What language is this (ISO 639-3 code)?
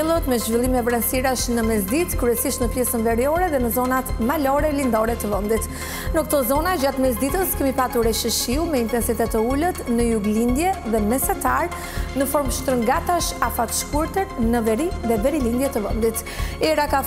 ron